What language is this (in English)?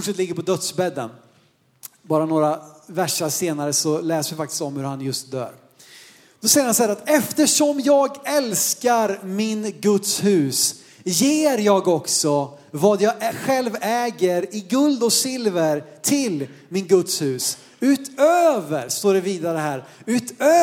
Swedish